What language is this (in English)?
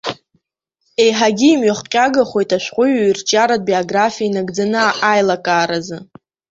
Abkhazian